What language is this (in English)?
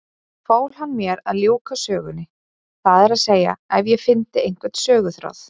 Icelandic